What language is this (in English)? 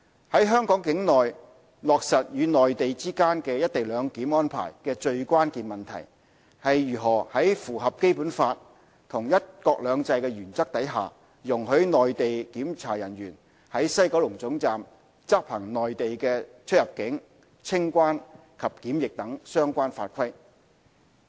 Cantonese